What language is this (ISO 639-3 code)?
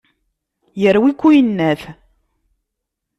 kab